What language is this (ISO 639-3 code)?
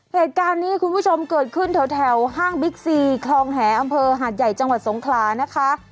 tha